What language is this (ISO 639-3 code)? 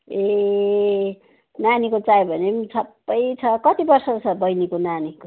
nep